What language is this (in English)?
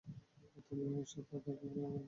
Bangla